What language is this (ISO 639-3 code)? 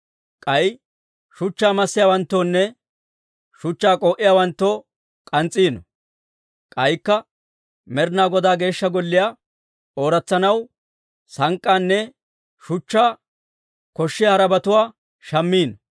dwr